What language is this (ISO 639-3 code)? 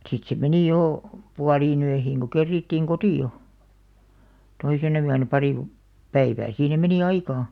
fin